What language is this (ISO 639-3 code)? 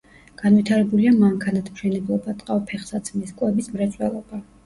kat